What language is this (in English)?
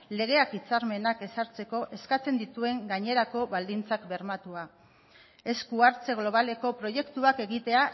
Basque